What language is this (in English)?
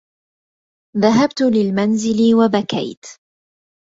Arabic